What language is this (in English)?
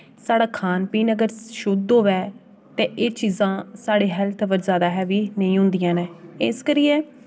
Dogri